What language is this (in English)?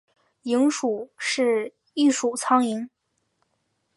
Chinese